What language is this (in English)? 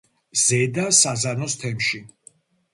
Georgian